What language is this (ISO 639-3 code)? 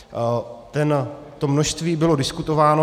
ces